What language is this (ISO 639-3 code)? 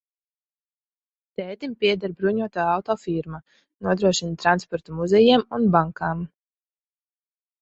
lav